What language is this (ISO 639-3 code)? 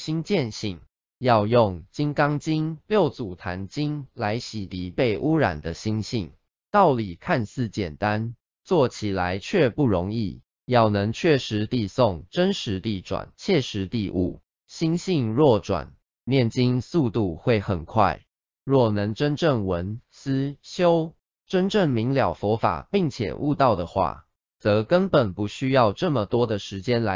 zho